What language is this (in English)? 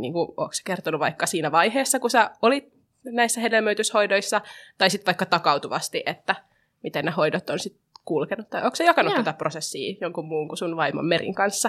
Finnish